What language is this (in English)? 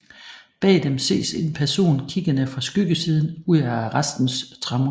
Danish